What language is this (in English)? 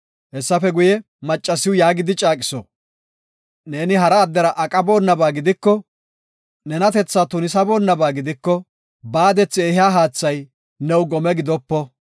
Gofa